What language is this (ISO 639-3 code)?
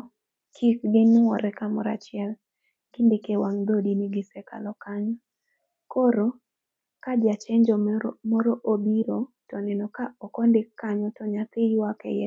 luo